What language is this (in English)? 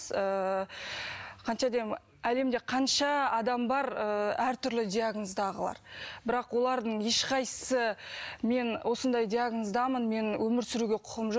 Kazakh